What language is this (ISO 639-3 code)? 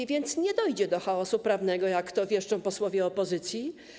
pol